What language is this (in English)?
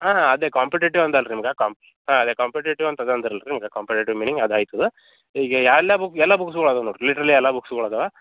Kannada